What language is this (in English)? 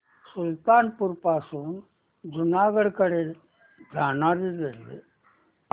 Marathi